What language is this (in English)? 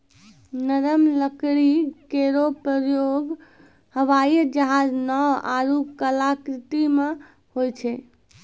Maithili